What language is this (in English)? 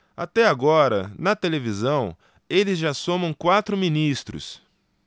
Portuguese